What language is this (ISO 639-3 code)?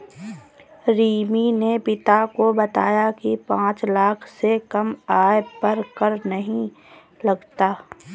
hin